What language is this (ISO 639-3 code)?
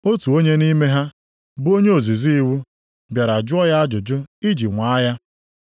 ibo